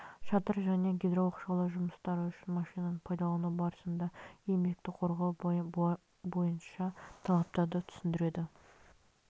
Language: Kazakh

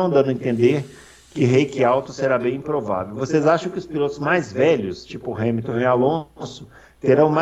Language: Portuguese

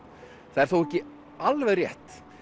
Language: Icelandic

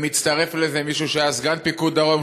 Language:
Hebrew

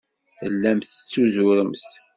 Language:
Kabyle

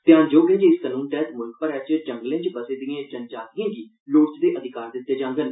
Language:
Dogri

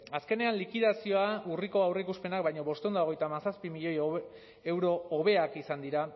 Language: Basque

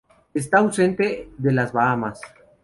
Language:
Spanish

